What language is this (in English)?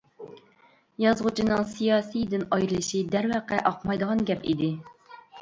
Uyghur